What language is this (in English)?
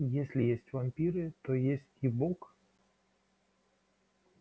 Russian